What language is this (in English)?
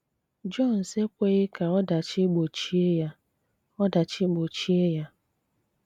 Igbo